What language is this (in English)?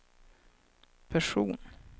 Swedish